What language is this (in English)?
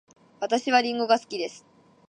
Japanese